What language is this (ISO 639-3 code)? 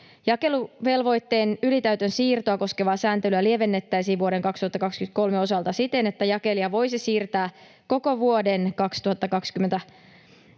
fin